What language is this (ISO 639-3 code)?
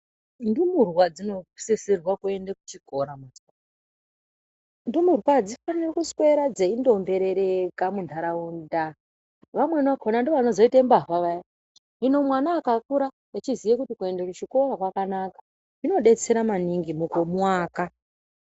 ndc